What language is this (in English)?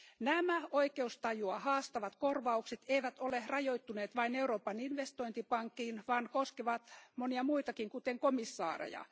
Finnish